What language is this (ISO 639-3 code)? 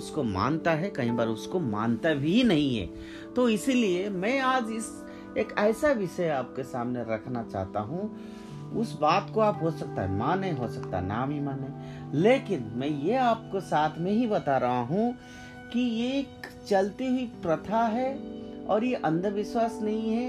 hin